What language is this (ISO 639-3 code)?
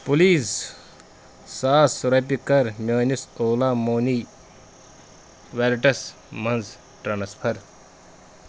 kas